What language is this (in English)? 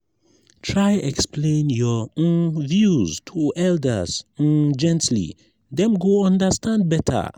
Nigerian Pidgin